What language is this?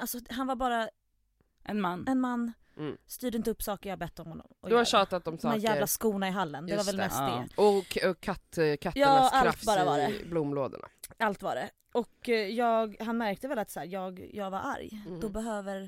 Swedish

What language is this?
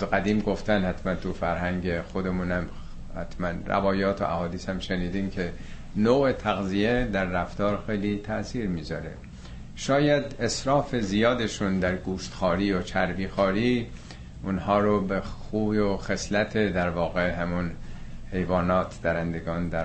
Persian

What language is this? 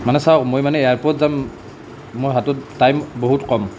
Assamese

